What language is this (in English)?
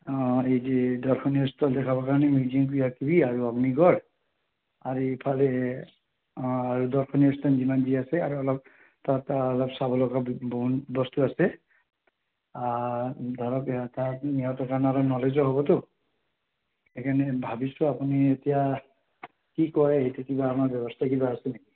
Assamese